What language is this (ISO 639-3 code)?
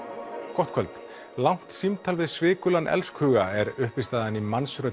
isl